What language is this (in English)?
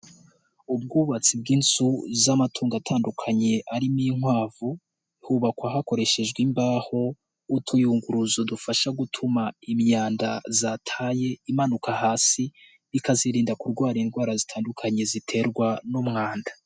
Kinyarwanda